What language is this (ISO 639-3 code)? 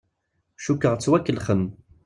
kab